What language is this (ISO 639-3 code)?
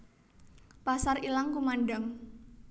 jav